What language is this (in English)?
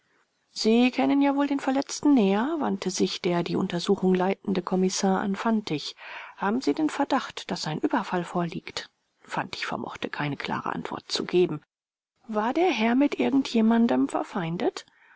German